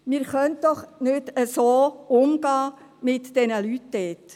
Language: Swiss German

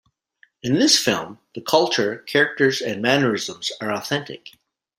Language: English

